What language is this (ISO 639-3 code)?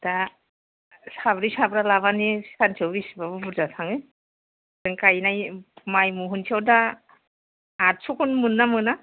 brx